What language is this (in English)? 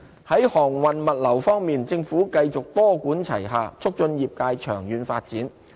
Cantonese